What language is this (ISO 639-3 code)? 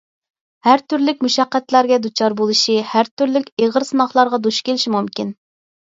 uig